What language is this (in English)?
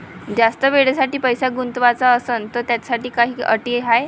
Marathi